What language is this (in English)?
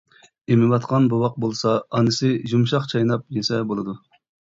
Uyghur